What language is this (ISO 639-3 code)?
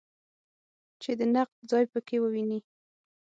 pus